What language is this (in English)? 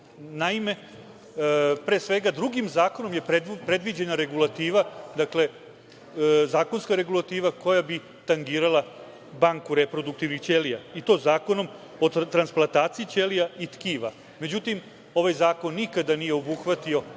Serbian